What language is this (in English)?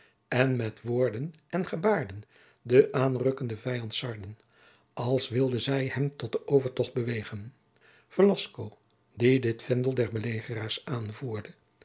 Dutch